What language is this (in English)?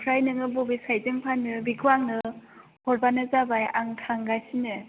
Bodo